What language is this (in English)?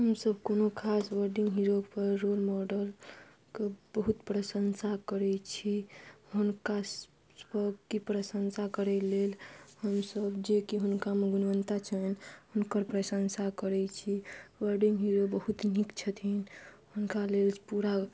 Maithili